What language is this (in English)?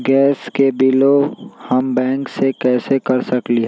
Magahi